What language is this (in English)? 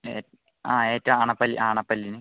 Malayalam